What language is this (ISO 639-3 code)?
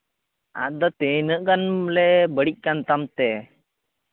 sat